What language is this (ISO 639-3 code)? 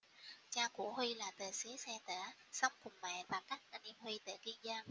vie